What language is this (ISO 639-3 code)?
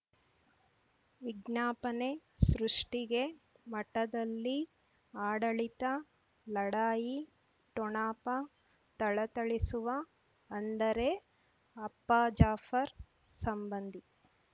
kan